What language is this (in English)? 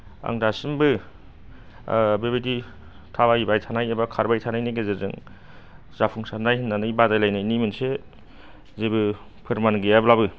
Bodo